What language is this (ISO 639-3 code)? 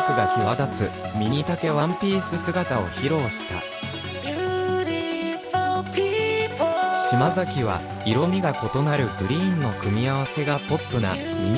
jpn